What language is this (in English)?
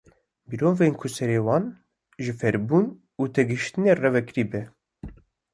Kurdish